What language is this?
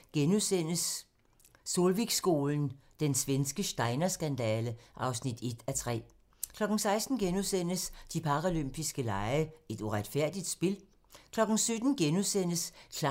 Danish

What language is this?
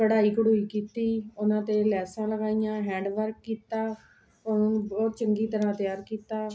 Punjabi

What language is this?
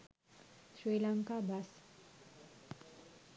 Sinhala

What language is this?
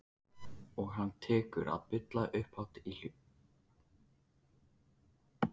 Icelandic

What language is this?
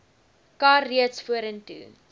Afrikaans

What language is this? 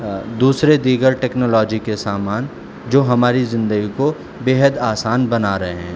Urdu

